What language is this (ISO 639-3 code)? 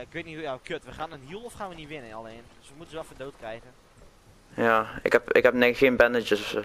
nld